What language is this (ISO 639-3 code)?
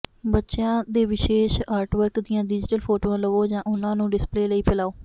pan